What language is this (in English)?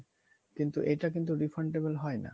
Bangla